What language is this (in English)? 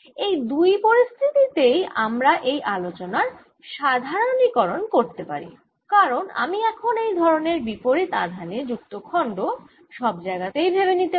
Bangla